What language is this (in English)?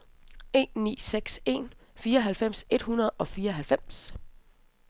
Danish